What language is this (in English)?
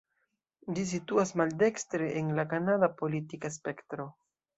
Esperanto